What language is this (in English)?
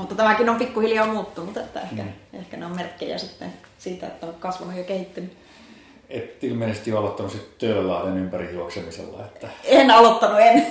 Finnish